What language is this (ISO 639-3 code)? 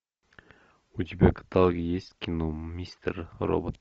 rus